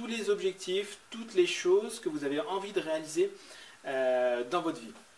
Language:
French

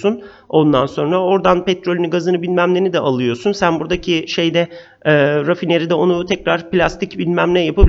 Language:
Turkish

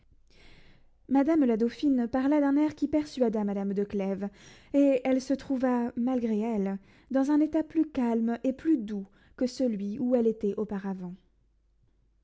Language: French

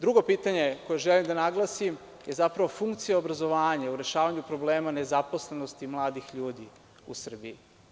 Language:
Serbian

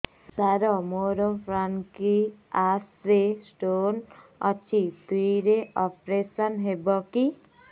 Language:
Odia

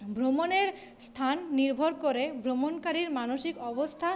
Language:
Bangla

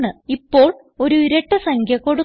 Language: Malayalam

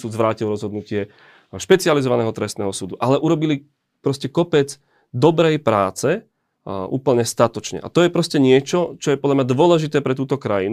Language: Slovak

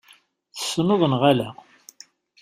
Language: Kabyle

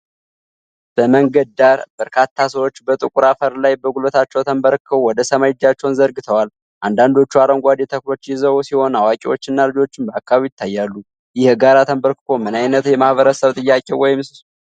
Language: Amharic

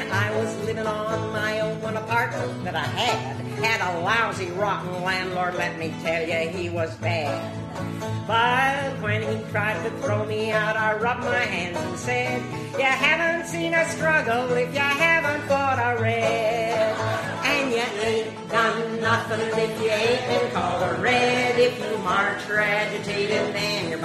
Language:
Greek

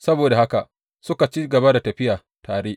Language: Hausa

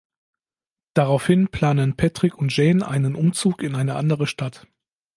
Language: German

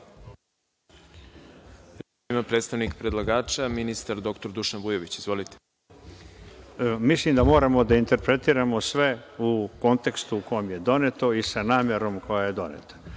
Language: Serbian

